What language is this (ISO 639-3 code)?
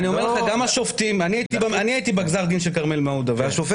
heb